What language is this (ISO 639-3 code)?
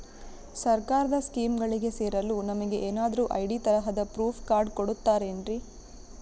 kan